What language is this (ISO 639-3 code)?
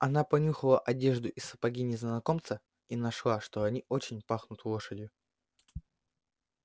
rus